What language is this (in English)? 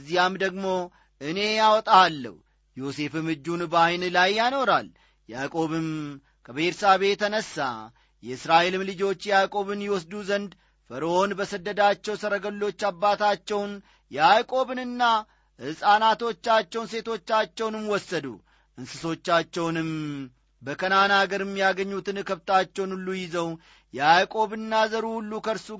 Amharic